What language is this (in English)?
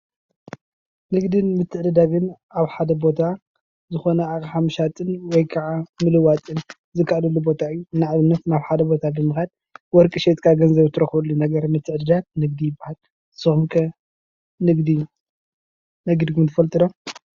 Tigrinya